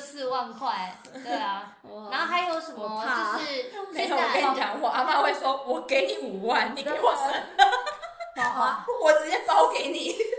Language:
Chinese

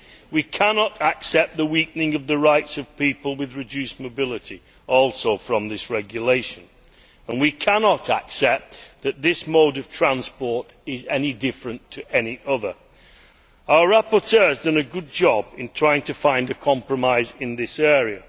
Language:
English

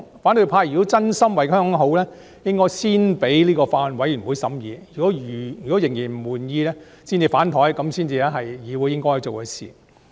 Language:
Cantonese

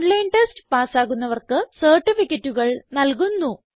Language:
Malayalam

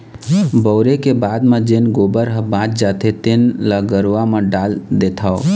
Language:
Chhattisgarhi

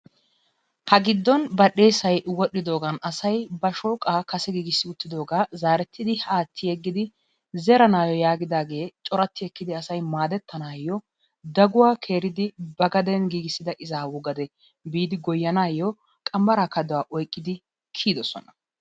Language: Wolaytta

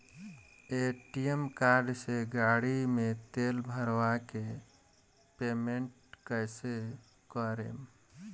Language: Bhojpuri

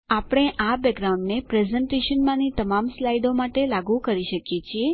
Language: Gujarati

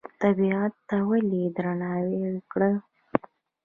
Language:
Pashto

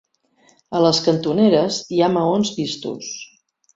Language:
Catalan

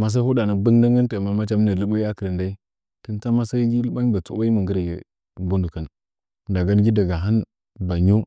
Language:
Nzanyi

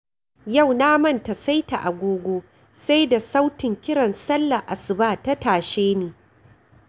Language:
Hausa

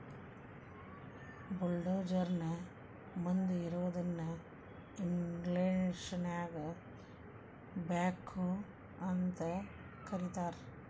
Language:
Kannada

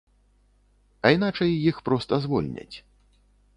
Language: Belarusian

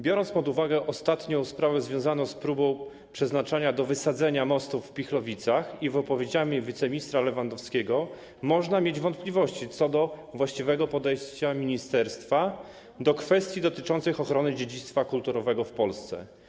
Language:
Polish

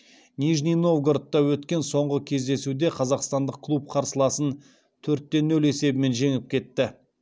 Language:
Kazakh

